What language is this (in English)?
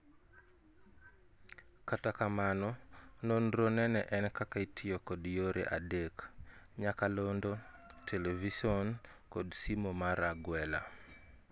Luo (Kenya and Tanzania)